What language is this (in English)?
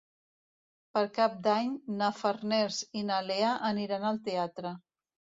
Catalan